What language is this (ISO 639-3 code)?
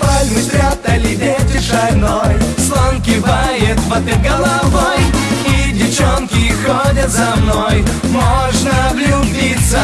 ukr